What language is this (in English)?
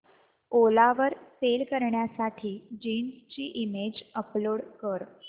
Marathi